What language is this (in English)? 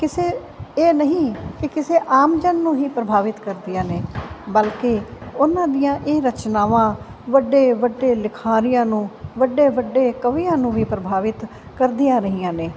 Punjabi